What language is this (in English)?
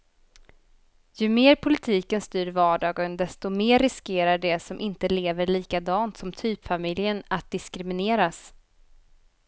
Swedish